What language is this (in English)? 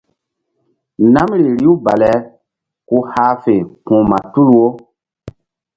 Mbum